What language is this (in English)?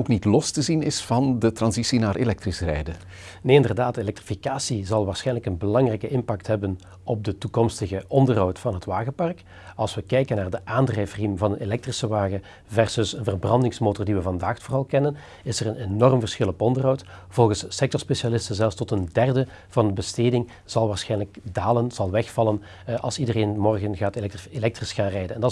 Dutch